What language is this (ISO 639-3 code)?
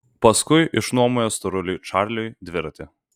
lit